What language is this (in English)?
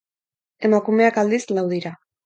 Basque